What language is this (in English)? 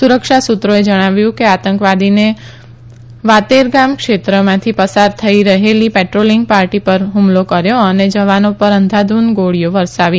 Gujarati